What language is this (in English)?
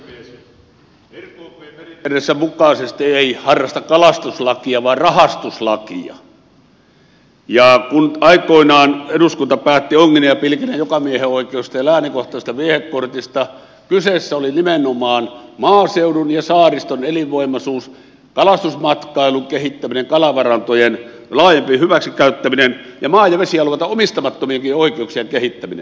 Finnish